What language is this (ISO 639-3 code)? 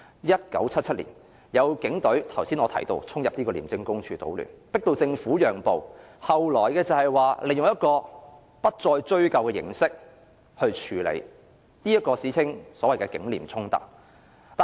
yue